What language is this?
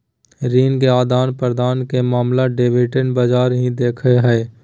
Magahi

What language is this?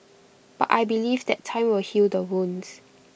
English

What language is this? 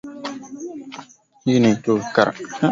Swahili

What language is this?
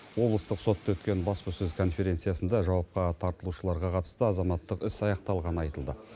Kazakh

